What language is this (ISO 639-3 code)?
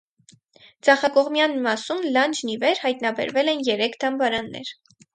hye